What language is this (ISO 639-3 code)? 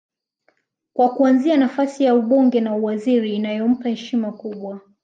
swa